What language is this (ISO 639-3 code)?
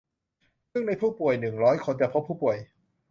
tha